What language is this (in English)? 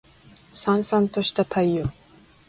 Japanese